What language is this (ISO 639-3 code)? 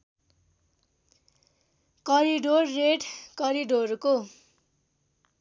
nep